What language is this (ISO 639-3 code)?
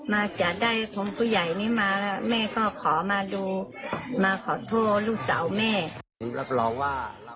tha